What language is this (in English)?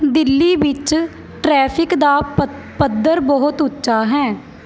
Punjabi